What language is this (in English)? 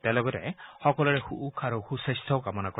Assamese